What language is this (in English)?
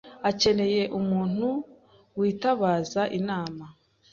Kinyarwanda